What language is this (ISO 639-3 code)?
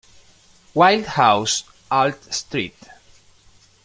spa